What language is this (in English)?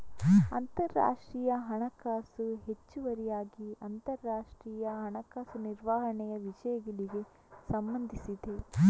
Kannada